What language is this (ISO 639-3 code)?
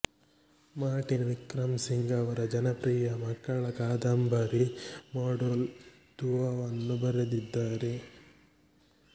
kan